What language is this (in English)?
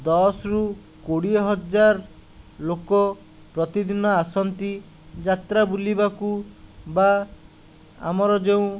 Odia